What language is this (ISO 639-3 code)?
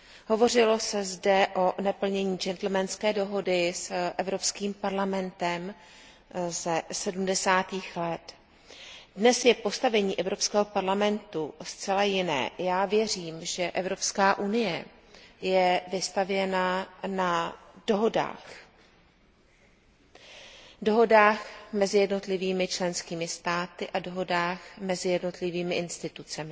ces